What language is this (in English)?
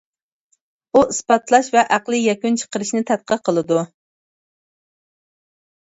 Uyghur